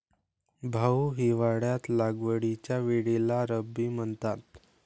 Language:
Marathi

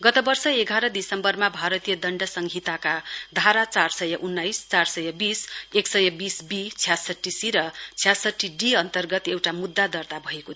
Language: Nepali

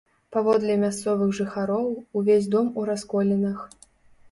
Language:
Belarusian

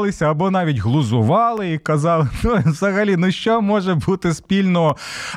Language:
Ukrainian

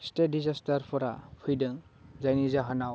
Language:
Bodo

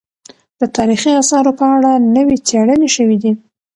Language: Pashto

